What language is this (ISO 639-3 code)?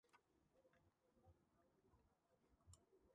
kat